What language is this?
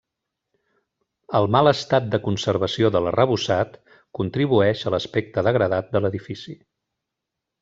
Catalan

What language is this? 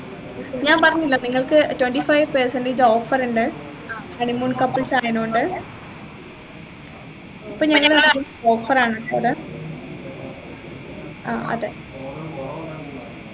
Malayalam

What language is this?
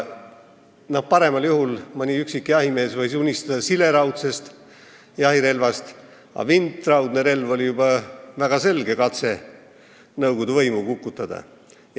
Estonian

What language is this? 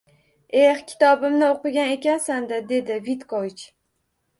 Uzbek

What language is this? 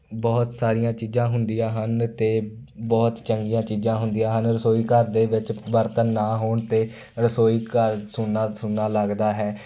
Punjabi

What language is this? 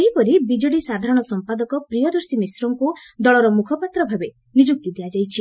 Odia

